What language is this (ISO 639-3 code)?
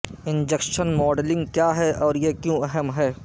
urd